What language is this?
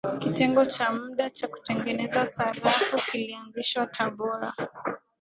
Swahili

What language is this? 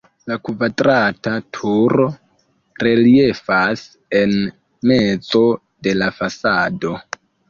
Esperanto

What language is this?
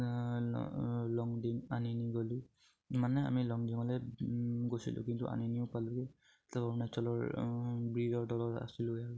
Assamese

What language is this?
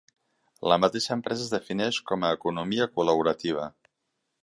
Catalan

